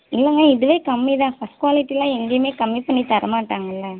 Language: Tamil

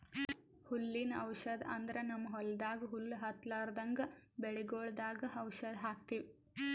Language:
Kannada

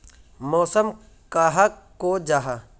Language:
Magahi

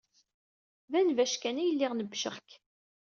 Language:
Kabyle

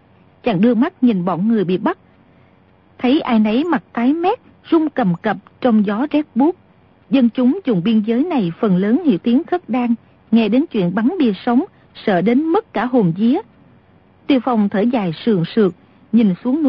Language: Vietnamese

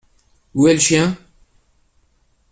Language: French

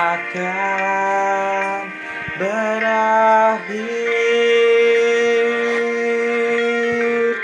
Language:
Indonesian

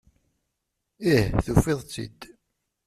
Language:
Kabyle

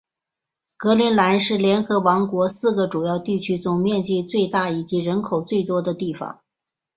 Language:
Chinese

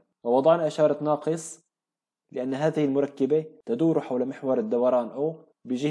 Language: Arabic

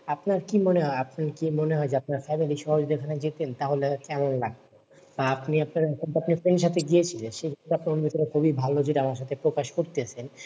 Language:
Bangla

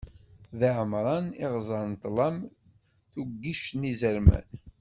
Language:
Kabyle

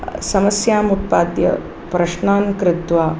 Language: Sanskrit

